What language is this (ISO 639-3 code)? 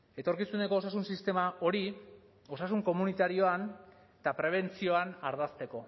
eus